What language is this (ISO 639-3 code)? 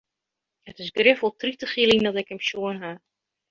fry